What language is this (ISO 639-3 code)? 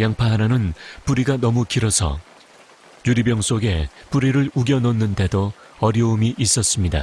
kor